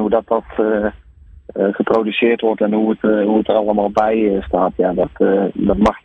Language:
Dutch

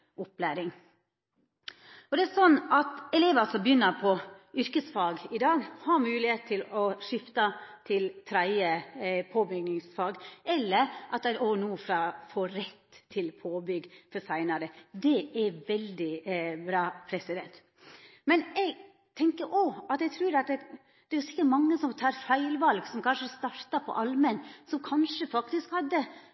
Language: Norwegian Nynorsk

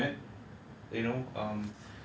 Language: English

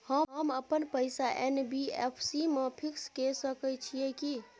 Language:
Maithili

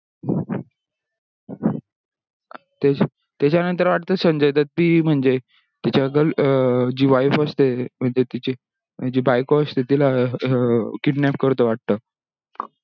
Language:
Marathi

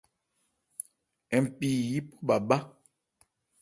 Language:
Ebrié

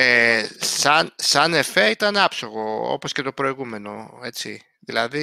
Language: Greek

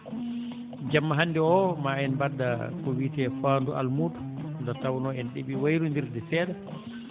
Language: Fula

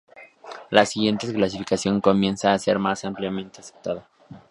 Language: Spanish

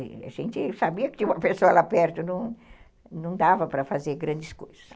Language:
Portuguese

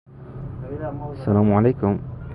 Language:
Persian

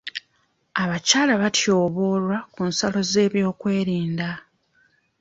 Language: Ganda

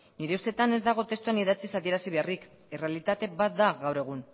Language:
Basque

